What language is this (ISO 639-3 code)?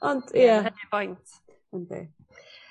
cym